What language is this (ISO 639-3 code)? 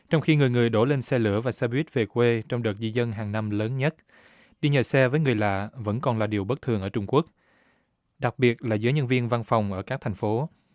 vie